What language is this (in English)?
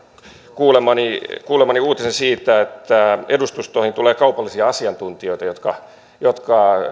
Finnish